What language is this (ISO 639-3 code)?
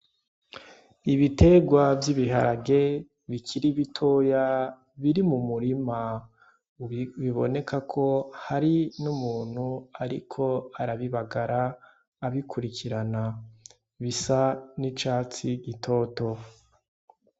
run